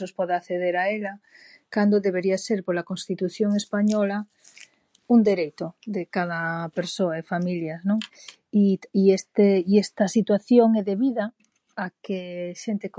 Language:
Galician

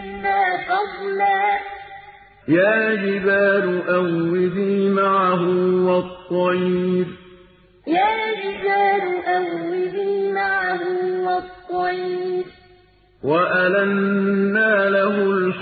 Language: Arabic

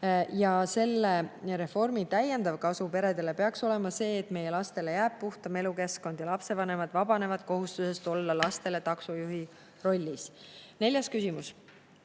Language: Estonian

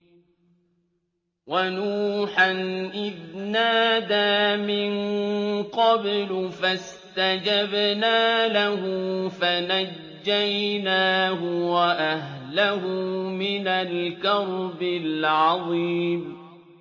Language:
Arabic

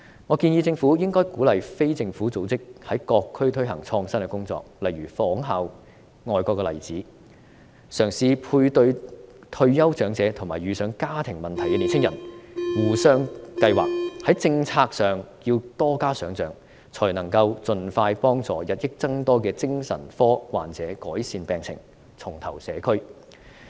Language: Cantonese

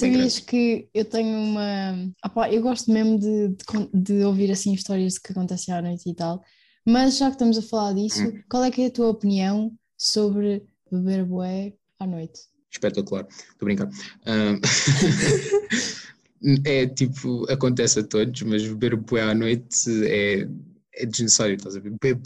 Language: Portuguese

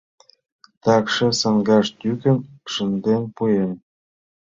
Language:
Mari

